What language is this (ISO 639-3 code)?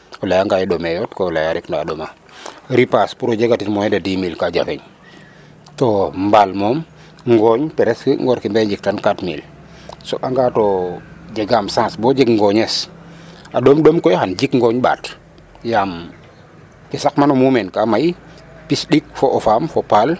srr